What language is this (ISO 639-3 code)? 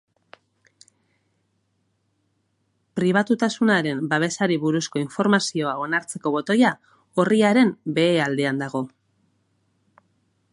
eus